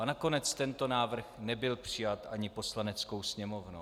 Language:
Czech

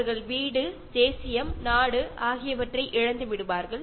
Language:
Malayalam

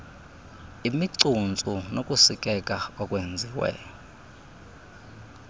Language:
Xhosa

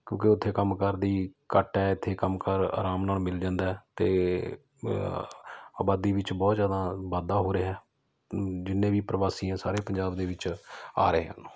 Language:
Punjabi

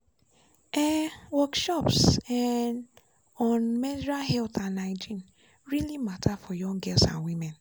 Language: Nigerian Pidgin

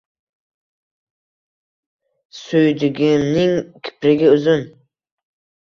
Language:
Uzbek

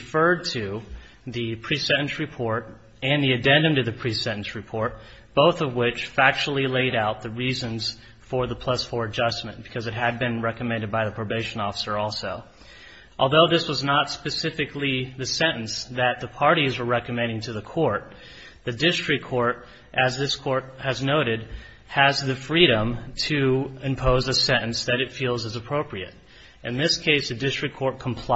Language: English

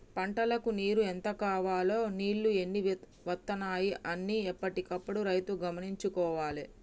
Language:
Telugu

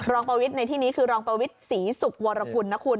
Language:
Thai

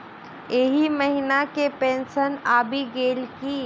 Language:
Maithili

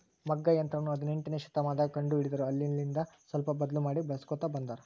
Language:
Kannada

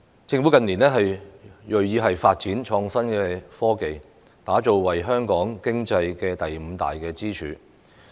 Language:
Cantonese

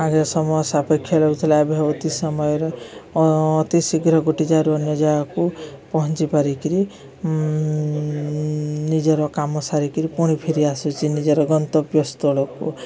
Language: Odia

